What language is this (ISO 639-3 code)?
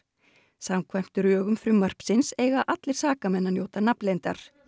isl